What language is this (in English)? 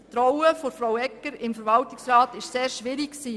Swiss German